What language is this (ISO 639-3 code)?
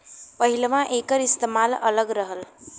bho